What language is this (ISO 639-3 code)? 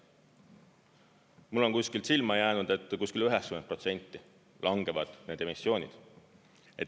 est